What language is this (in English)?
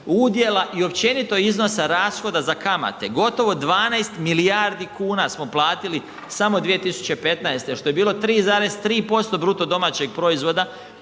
Croatian